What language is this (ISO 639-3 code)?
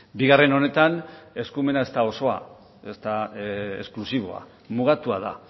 eus